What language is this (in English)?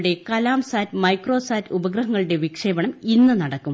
Malayalam